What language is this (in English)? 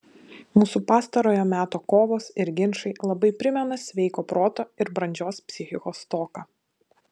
Lithuanian